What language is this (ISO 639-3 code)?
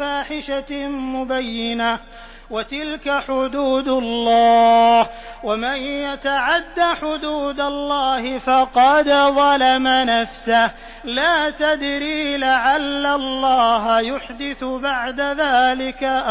ara